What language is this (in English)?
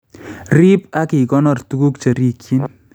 Kalenjin